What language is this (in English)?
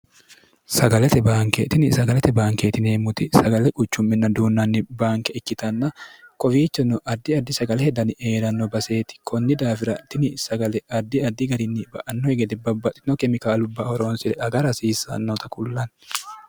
Sidamo